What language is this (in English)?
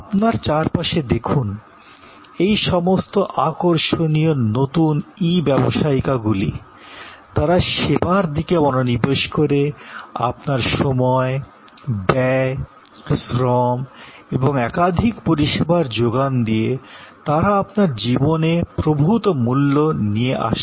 Bangla